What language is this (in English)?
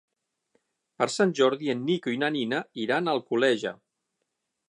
Catalan